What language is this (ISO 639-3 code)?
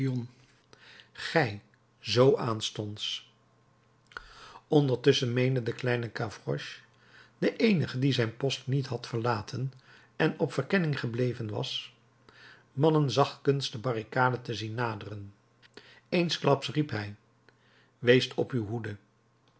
nld